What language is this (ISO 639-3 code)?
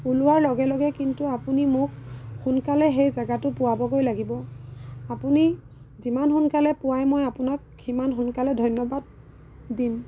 asm